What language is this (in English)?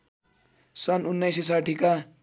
Nepali